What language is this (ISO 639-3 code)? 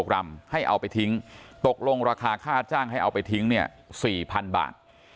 tha